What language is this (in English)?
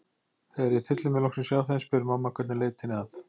Icelandic